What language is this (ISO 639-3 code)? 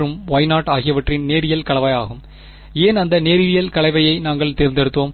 tam